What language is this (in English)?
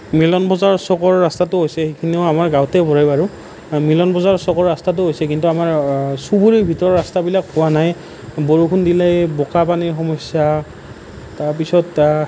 Assamese